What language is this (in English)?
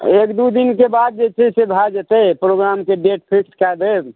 Maithili